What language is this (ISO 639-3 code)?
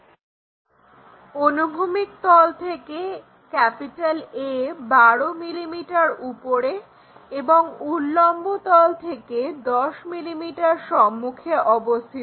ben